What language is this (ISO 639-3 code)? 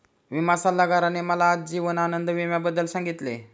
mar